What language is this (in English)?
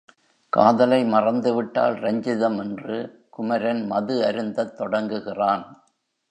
Tamil